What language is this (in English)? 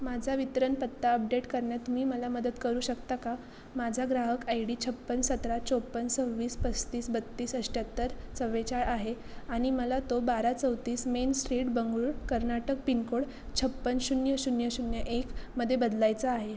Marathi